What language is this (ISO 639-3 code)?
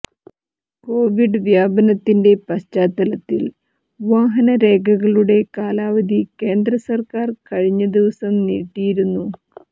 mal